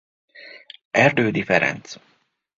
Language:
Hungarian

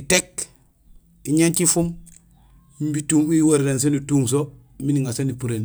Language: Gusilay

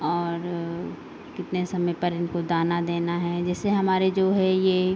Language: Hindi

